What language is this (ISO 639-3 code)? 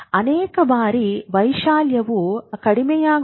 kan